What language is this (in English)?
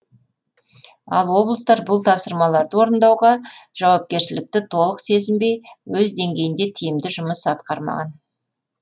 Kazakh